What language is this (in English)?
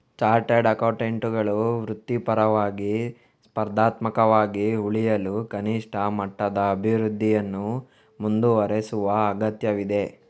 Kannada